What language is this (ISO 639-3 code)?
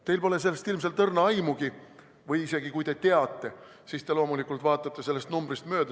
est